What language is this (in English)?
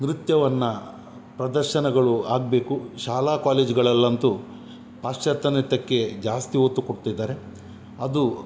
Kannada